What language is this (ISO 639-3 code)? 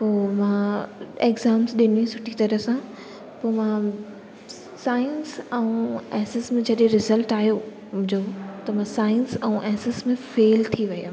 snd